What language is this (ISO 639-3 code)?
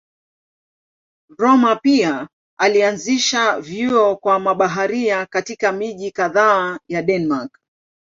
swa